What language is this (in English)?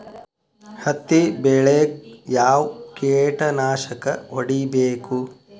Kannada